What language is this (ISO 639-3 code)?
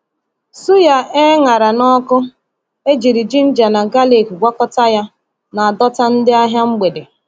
ibo